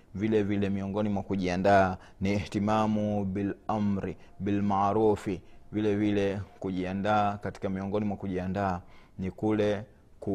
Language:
Swahili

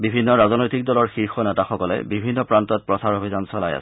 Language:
Assamese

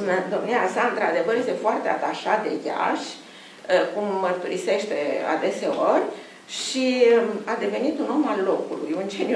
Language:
Romanian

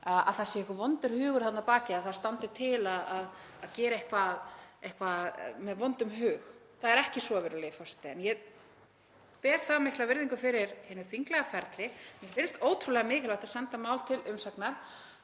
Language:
Icelandic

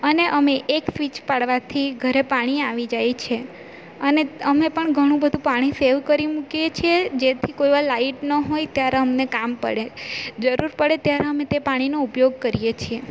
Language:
Gujarati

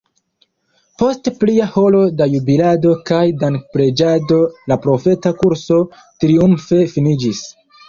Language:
Esperanto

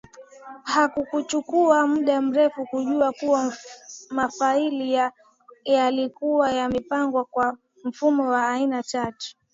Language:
Swahili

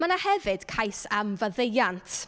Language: Welsh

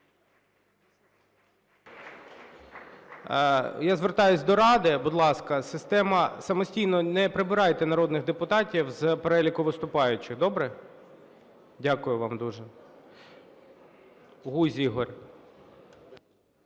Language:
Ukrainian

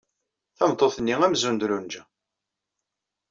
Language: Kabyle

